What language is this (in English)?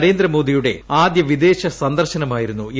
Malayalam